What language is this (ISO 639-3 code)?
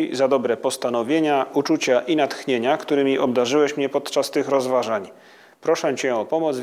pol